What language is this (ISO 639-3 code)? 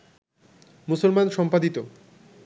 ben